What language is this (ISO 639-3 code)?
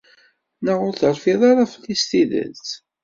kab